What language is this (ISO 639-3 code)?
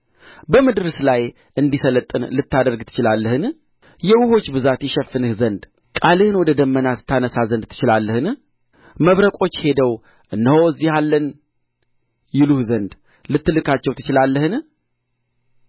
amh